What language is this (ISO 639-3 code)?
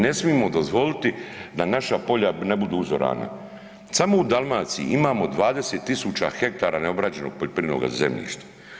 hrv